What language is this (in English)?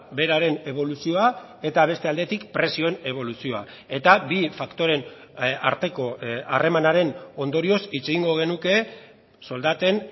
Basque